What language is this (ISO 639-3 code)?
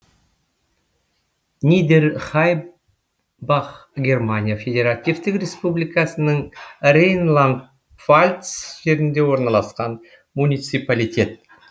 kaz